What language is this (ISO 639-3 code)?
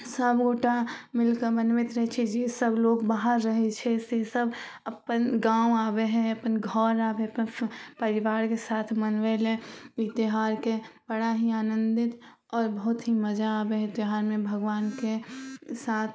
mai